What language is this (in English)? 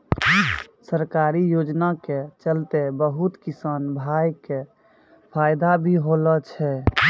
Maithili